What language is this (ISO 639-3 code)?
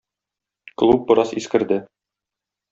tat